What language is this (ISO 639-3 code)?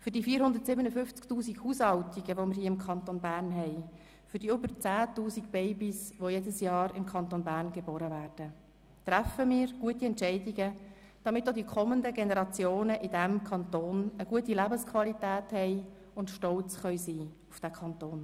gsw